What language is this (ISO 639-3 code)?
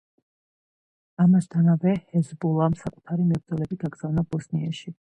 kat